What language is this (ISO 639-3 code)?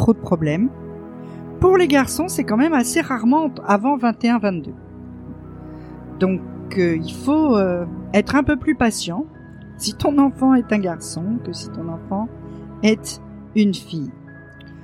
fra